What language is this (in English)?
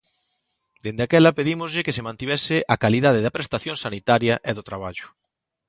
Galician